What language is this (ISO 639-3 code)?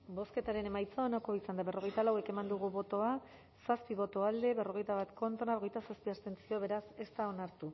eus